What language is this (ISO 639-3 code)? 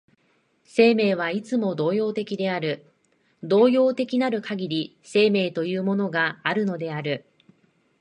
jpn